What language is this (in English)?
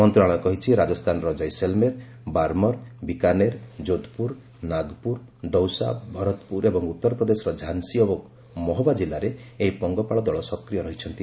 Odia